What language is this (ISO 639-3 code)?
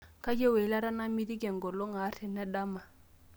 mas